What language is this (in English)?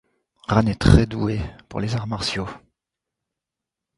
French